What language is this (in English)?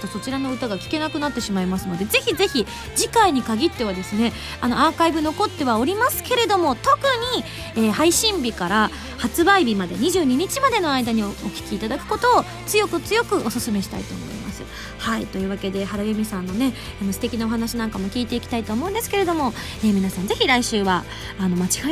Japanese